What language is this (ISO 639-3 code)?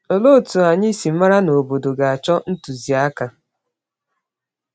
ibo